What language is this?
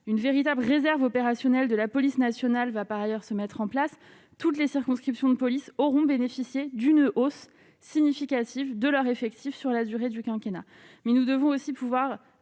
French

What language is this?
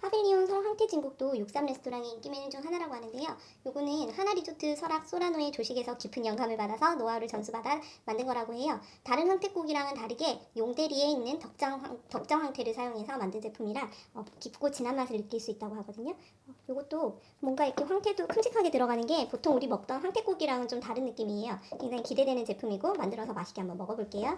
Korean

